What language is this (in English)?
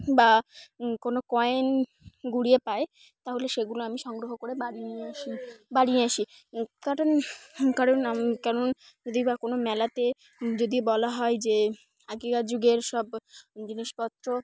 Bangla